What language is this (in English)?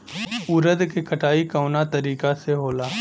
Bhojpuri